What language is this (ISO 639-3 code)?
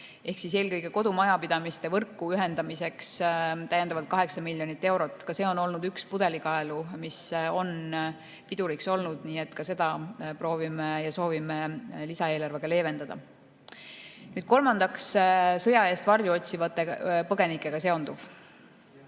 est